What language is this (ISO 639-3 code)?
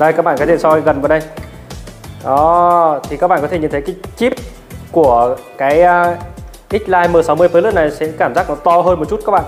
vie